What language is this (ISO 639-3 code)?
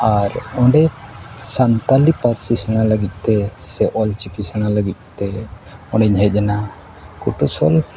sat